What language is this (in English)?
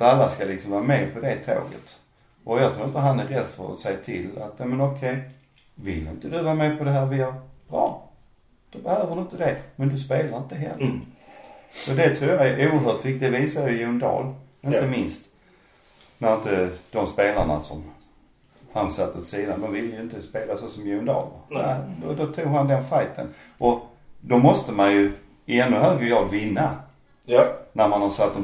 Swedish